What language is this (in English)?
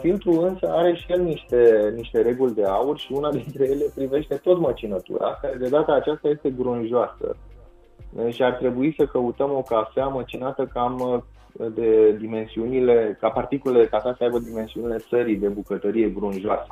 Romanian